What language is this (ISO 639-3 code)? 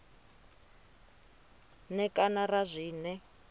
ven